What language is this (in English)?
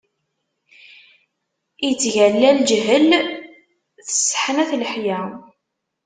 Kabyle